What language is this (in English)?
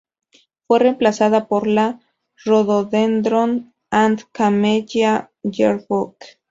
Spanish